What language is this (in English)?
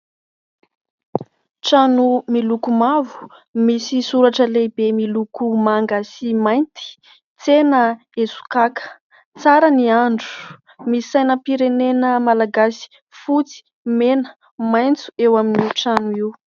Malagasy